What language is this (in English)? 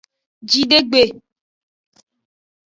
Aja (Benin)